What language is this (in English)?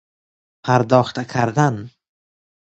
Persian